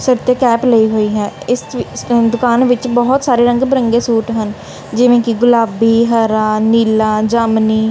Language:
Punjabi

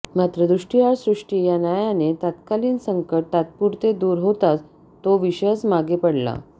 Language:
Marathi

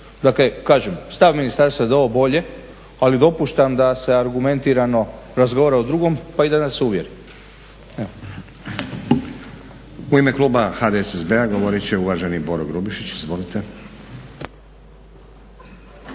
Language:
Croatian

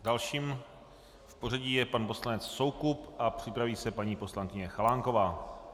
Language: Czech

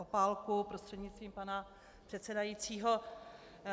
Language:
Czech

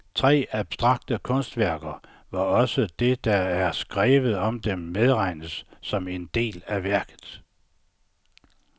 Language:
Danish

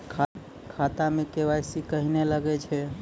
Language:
Maithili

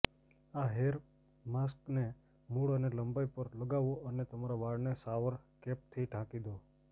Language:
Gujarati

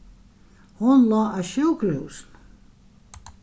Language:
Faroese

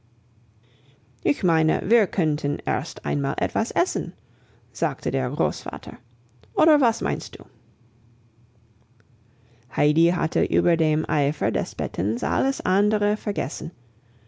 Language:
German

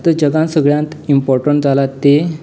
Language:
Konkani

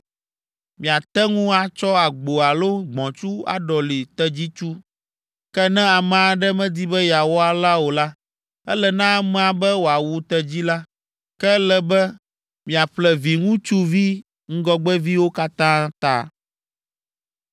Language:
Ewe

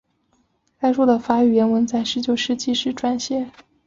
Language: Chinese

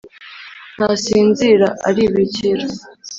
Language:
Kinyarwanda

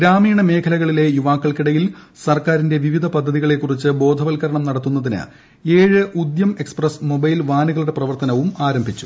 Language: Malayalam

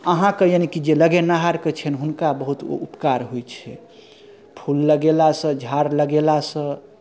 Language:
Maithili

